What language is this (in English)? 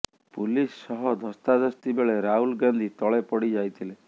Odia